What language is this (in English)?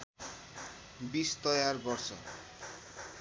Nepali